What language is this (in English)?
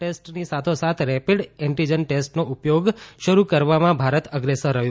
Gujarati